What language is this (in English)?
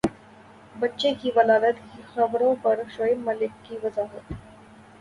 Urdu